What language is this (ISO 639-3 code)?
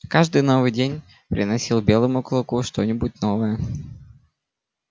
rus